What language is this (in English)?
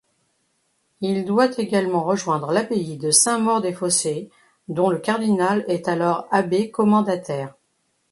French